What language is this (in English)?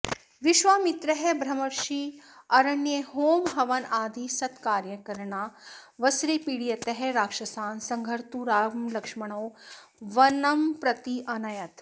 Sanskrit